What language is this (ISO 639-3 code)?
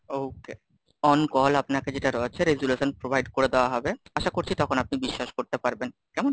ben